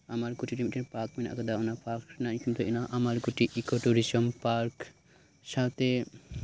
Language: Santali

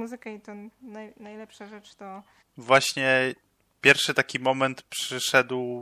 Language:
Polish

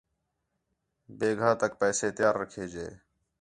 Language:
Khetrani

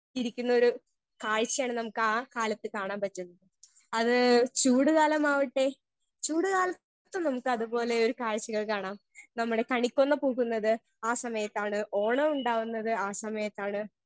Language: Malayalam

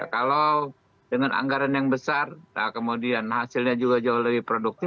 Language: Indonesian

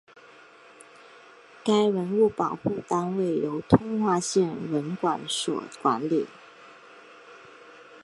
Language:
Chinese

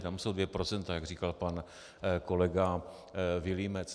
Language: Czech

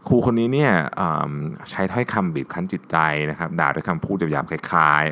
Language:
Thai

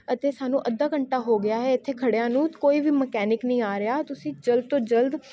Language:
Punjabi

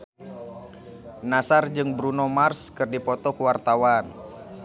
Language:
Sundanese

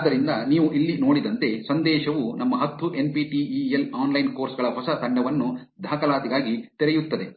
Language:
Kannada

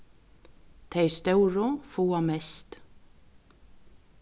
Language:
Faroese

